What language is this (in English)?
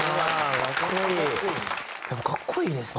Japanese